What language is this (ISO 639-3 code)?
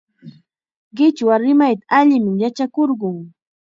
qxa